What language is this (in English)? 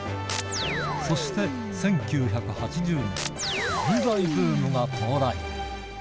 Japanese